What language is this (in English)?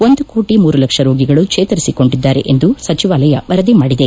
Kannada